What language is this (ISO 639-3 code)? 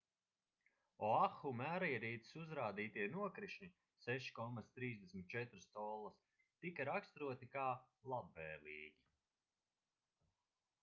lav